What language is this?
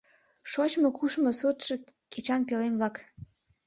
Mari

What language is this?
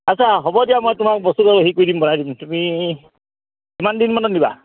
Assamese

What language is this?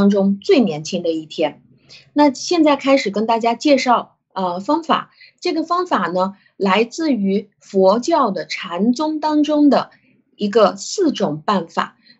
Chinese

